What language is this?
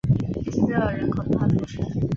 Chinese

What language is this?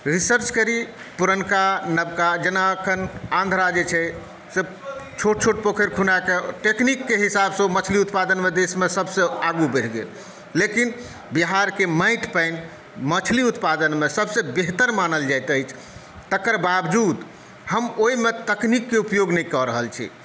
Maithili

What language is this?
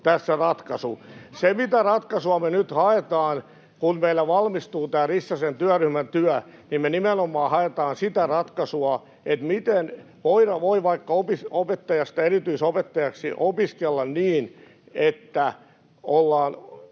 Finnish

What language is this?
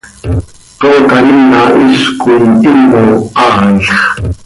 Seri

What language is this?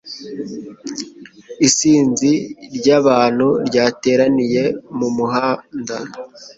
Kinyarwanda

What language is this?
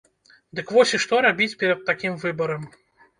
Belarusian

